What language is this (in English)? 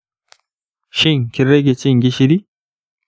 Hausa